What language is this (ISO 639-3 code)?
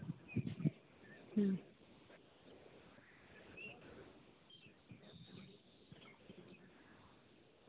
sat